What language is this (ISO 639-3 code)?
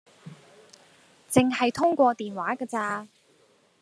yue